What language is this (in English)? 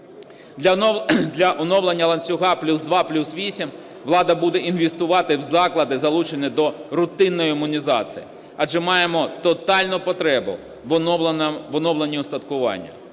Ukrainian